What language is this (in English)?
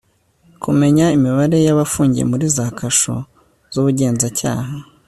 Kinyarwanda